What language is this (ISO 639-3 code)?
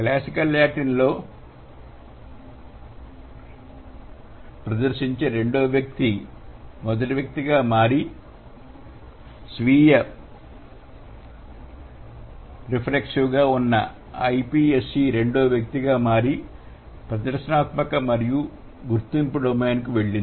tel